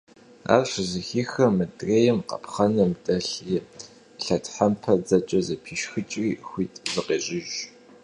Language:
Kabardian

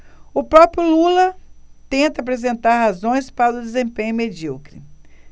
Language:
Portuguese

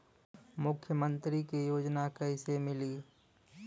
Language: Bhojpuri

